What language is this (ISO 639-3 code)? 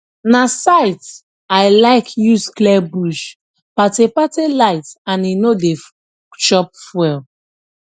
pcm